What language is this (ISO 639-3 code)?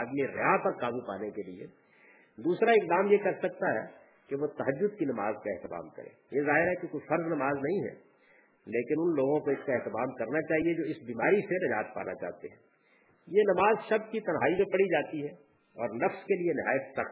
urd